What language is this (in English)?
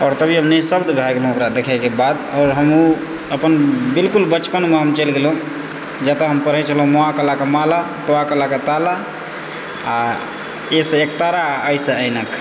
Maithili